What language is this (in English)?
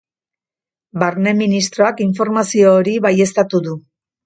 Basque